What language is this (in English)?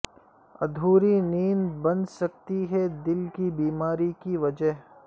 Urdu